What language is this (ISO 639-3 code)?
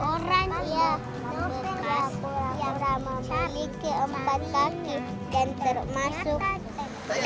ind